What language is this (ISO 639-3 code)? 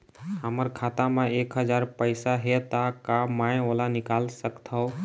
hne